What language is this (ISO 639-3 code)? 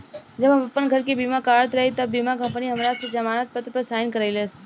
bho